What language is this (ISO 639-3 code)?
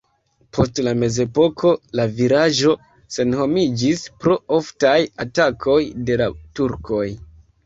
epo